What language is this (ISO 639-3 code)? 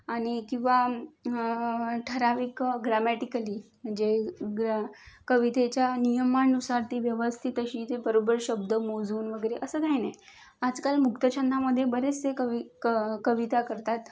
mar